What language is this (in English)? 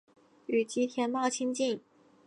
Chinese